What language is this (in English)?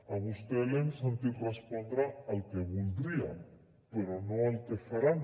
Catalan